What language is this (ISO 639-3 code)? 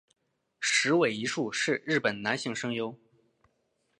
zho